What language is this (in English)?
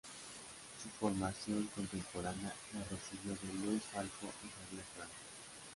Spanish